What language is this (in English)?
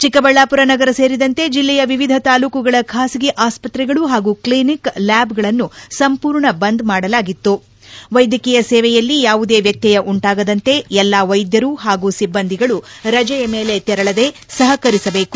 Kannada